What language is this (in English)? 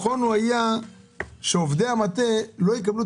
Hebrew